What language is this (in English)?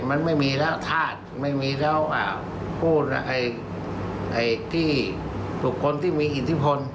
Thai